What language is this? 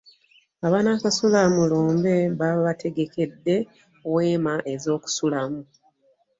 Ganda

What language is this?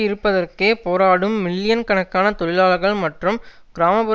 Tamil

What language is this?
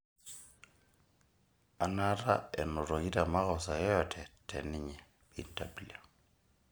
Masai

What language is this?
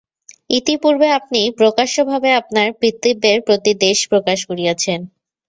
Bangla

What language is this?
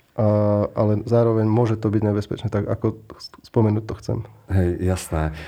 Slovak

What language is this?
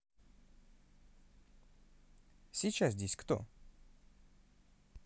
Russian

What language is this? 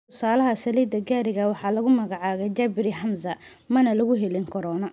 Somali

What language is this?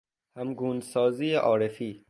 Persian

